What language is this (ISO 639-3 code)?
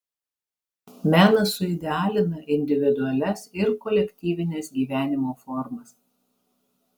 lit